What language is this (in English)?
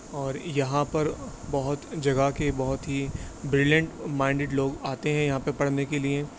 Urdu